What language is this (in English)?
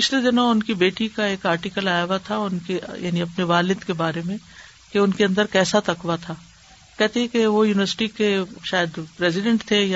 Urdu